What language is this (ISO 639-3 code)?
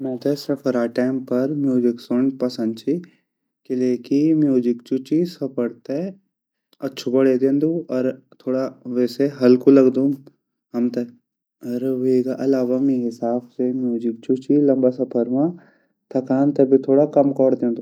gbm